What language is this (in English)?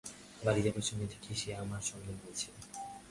Bangla